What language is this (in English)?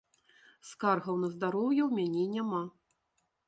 Belarusian